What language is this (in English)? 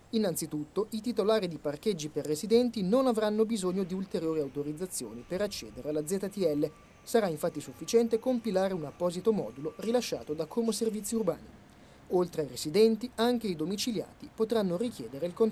Italian